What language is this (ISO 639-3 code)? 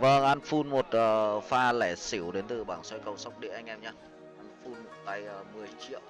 vie